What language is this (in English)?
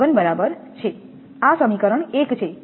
Gujarati